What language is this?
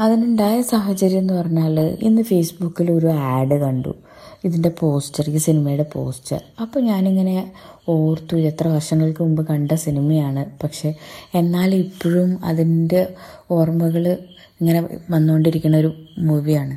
Malayalam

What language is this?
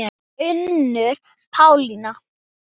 Icelandic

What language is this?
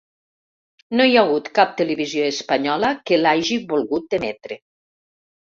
Catalan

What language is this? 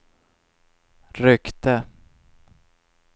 Swedish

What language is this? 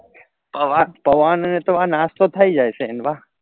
Gujarati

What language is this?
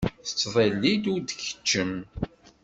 Kabyle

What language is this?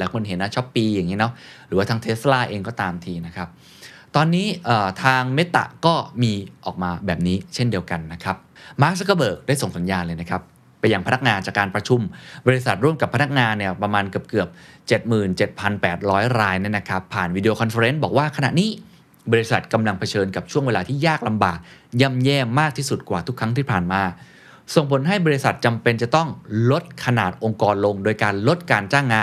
Thai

